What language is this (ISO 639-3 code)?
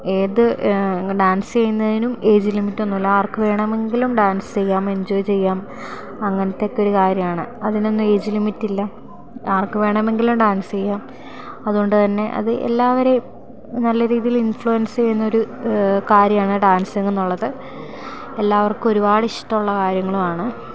mal